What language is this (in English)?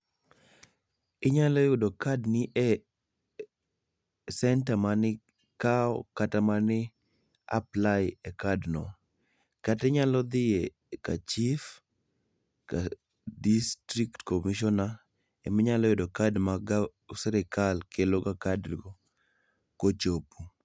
Luo (Kenya and Tanzania)